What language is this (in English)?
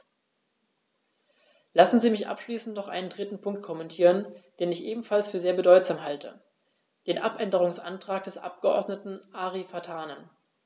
German